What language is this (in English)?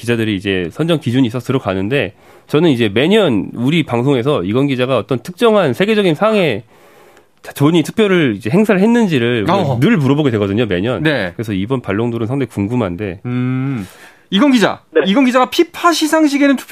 Korean